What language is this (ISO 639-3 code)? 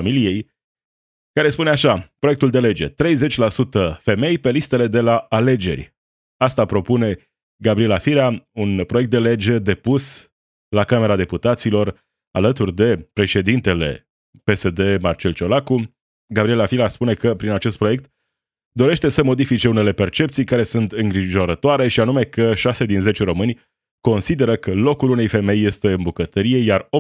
ron